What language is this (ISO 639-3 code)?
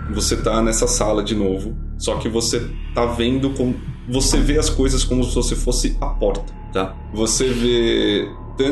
por